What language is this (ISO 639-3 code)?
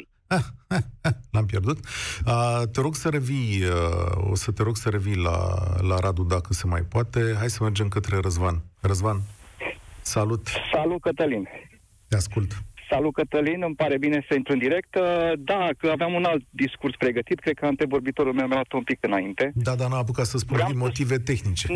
ron